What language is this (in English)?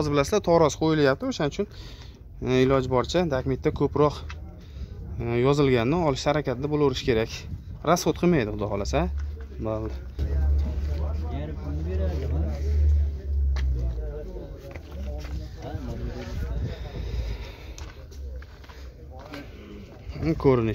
Turkish